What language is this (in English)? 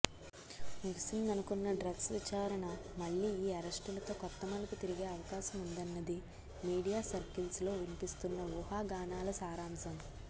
Telugu